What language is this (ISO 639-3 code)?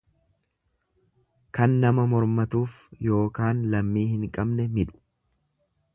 orm